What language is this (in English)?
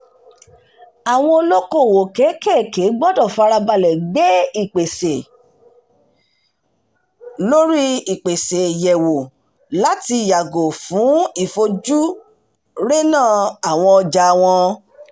Yoruba